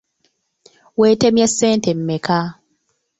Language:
Ganda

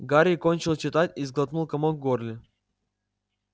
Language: Russian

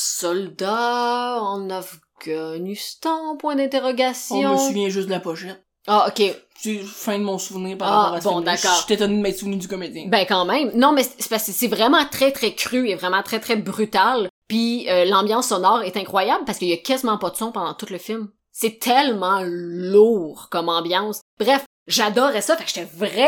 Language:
French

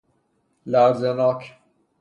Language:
Persian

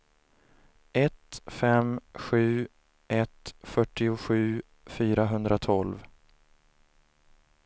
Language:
Swedish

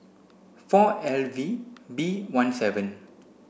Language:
English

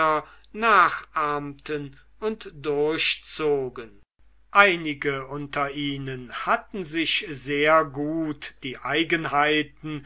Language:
German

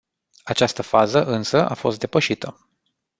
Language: Romanian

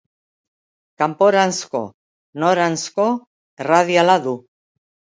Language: Basque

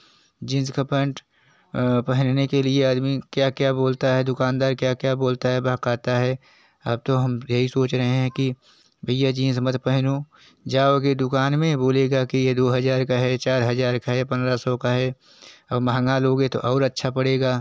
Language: Hindi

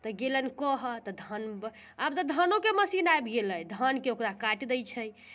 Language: Maithili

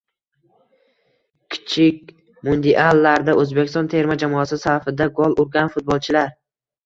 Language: Uzbek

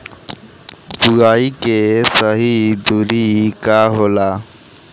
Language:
Bhojpuri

